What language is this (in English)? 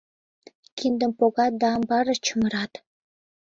Mari